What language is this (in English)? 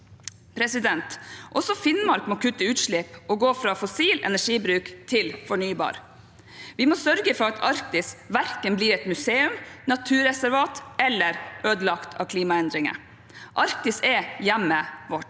Norwegian